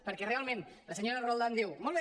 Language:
Catalan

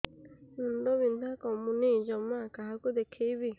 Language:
Odia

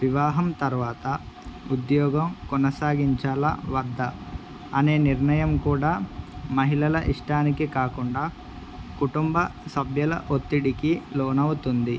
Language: Telugu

